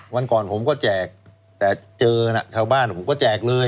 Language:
Thai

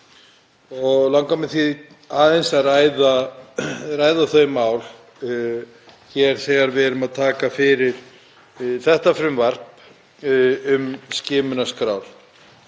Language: Icelandic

